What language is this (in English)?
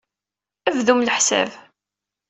Kabyle